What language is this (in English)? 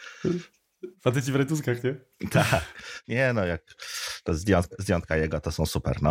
Polish